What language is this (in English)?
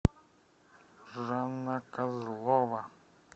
Russian